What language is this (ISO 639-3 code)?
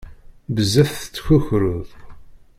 kab